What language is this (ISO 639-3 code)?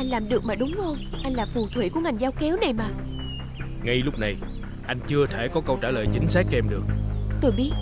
vie